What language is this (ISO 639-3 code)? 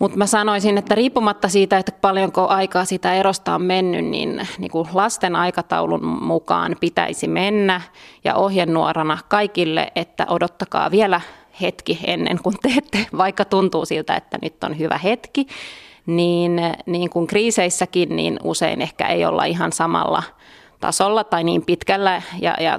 fin